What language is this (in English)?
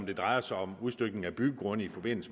Danish